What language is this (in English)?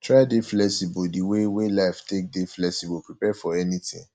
Nigerian Pidgin